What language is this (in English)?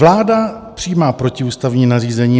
Czech